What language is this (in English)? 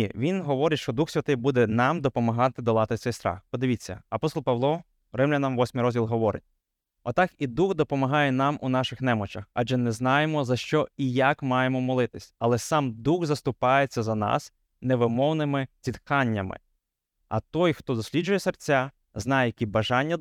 Ukrainian